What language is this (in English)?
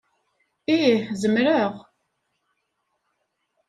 Kabyle